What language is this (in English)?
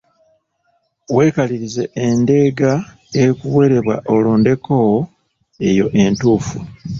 Ganda